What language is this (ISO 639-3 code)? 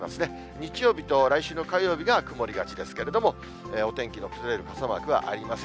jpn